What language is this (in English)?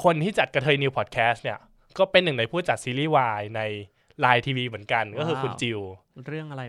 Thai